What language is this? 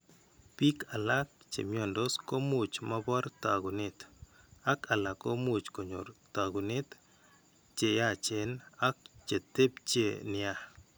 Kalenjin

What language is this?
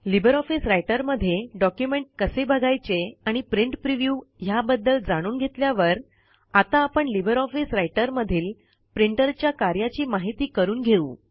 Marathi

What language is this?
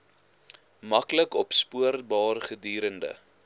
Afrikaans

